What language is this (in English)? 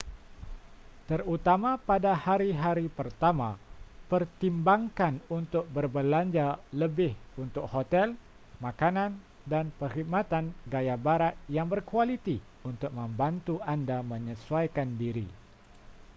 Malay